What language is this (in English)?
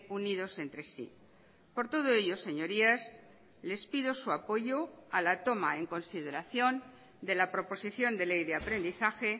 Spanish